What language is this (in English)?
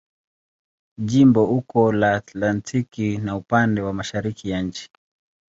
Swahili